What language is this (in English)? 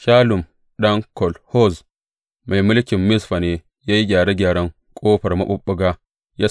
Hausa